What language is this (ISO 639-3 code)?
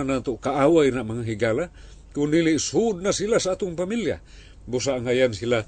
fil